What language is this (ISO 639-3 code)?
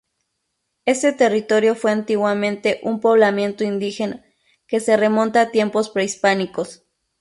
spa